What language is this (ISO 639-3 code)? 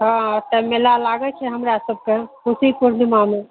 mai